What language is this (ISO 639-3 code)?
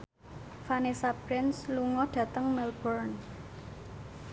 jav